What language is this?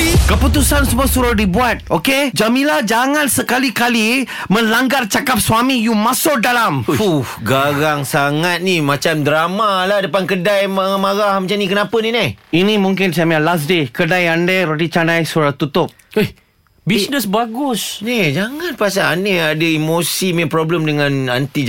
Malay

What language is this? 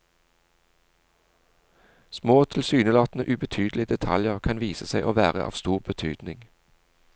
Norwegian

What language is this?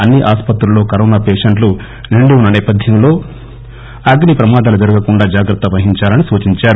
Telugu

